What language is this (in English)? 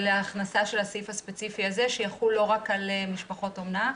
Hebrew